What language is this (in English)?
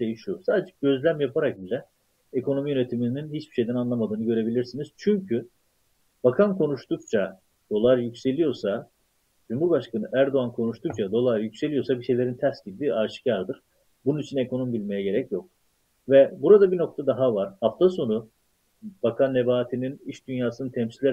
Turkish